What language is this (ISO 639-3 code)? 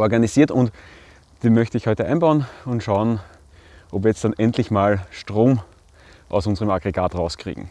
deu